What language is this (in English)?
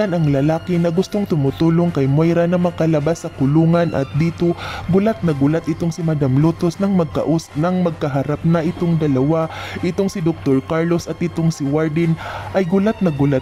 Filipino